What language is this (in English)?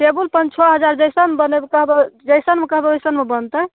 Maithili